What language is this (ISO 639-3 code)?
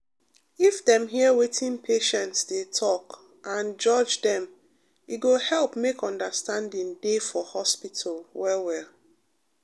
pcm